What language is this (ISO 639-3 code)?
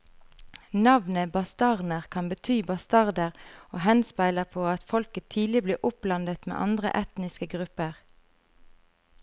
nor